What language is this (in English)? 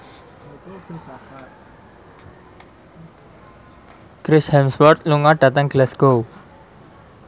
Javanese